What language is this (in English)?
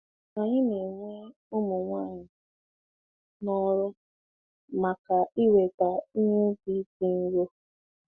Igbo